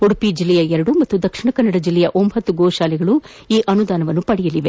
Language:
Kannada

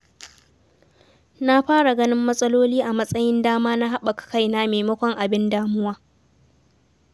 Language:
Hausa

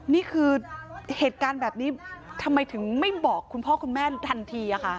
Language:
Thai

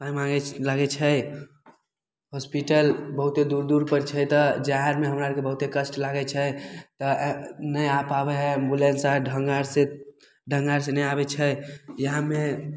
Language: Maithili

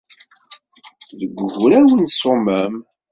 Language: Kabyle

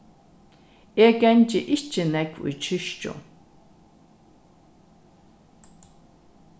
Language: Faroese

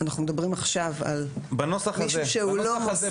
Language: Hebrew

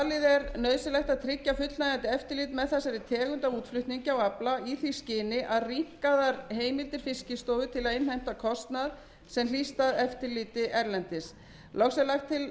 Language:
Icelandic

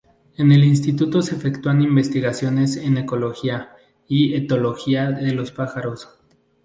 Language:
Spanish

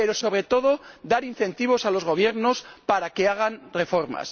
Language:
Spanish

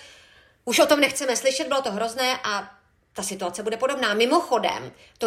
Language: Czech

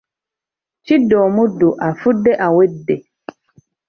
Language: Ganda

